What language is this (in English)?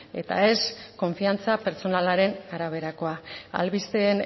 Basque